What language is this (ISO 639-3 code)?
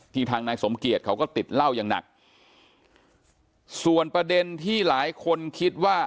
tha